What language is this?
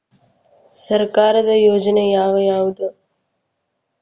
Kannada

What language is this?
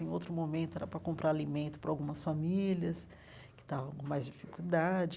Portuguese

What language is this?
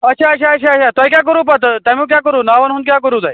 Kashmiri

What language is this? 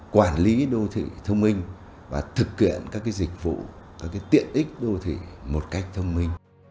Vietnamese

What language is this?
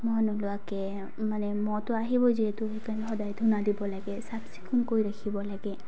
Assamese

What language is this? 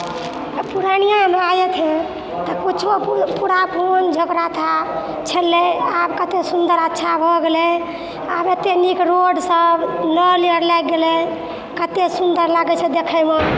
Maithili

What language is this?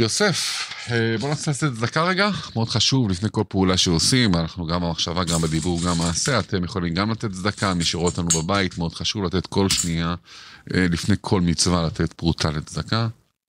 Hebrew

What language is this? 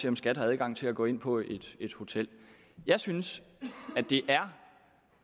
Danish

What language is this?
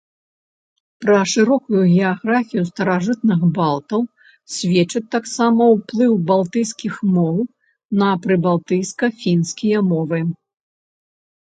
Belarusian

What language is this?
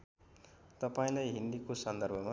Nepali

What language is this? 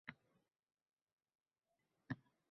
Uzbek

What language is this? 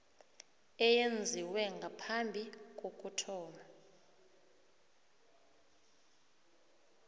South Ndebele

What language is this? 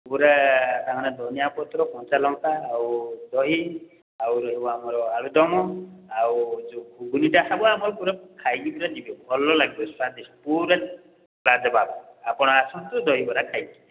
Odia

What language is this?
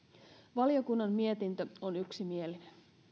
Finnish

